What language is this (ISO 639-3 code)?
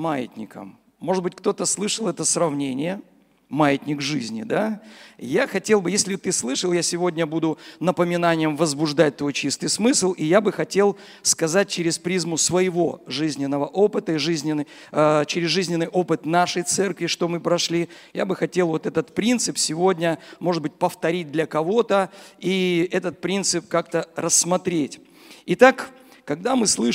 rus